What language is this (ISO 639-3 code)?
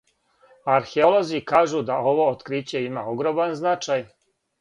srp